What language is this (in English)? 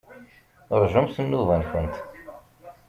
Kabyle